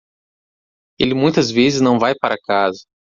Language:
Portuguese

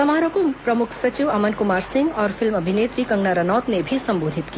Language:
Hindi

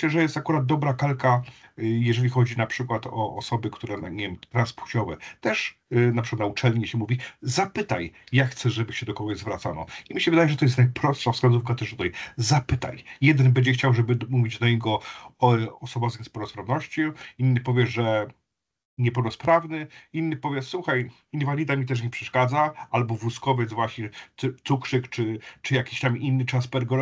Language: Polish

